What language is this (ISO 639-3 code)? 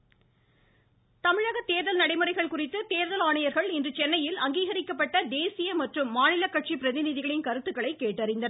tam